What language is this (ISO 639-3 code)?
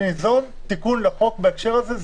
heb